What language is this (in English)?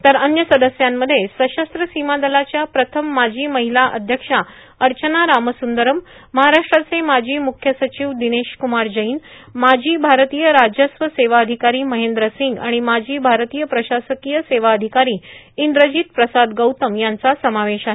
Marathi